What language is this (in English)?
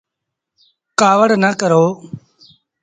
Sindhi Bhil